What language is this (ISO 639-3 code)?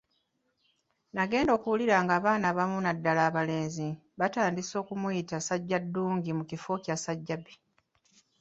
lug